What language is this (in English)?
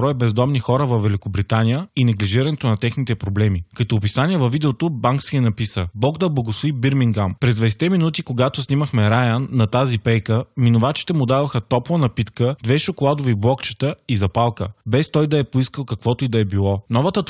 Bulgarian